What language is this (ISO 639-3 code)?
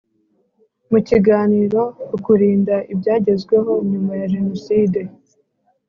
kin